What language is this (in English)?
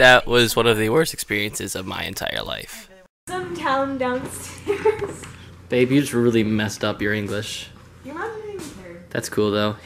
English